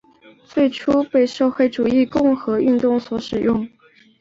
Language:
Chinese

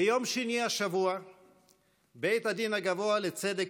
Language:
Hebrew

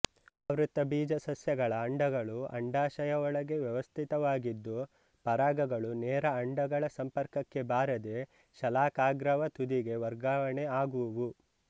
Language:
Kannada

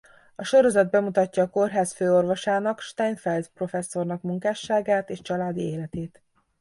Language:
Hungarian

